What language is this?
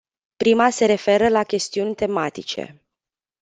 Romanian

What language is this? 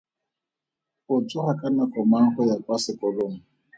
Tswana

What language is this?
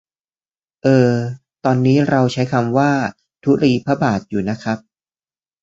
Thai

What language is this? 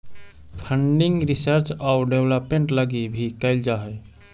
Magahi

